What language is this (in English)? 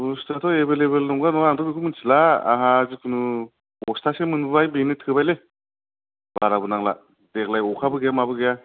Bodo